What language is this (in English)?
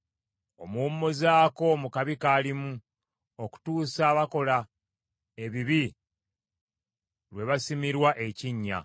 Ganda